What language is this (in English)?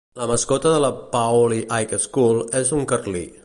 Catalan